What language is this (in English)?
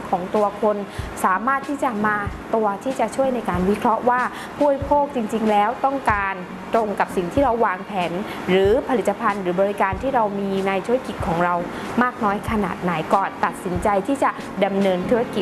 Thai